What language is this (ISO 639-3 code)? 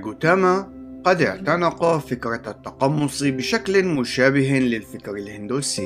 ara